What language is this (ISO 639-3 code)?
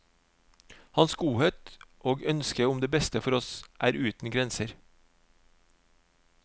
nor